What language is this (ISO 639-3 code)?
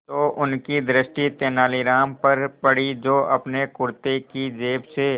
hin